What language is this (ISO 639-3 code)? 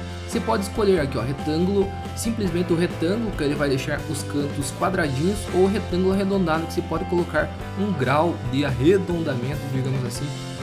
por